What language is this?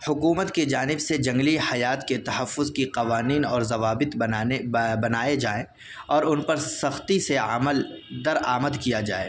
Urdu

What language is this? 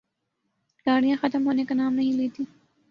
Urdu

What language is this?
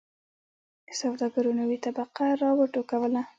Pashto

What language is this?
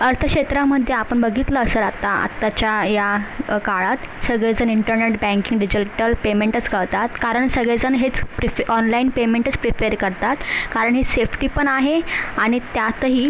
Marathi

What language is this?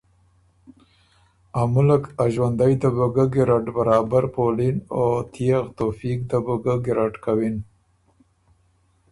Ormuri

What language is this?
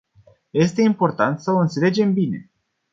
Romanian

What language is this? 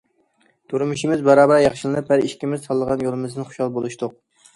Uyghur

